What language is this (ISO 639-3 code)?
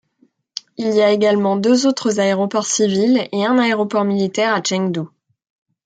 fra